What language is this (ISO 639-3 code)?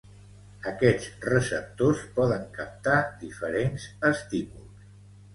cat